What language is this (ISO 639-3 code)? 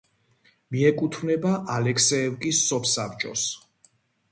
kat